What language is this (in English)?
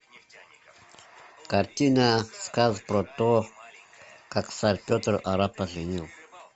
Russian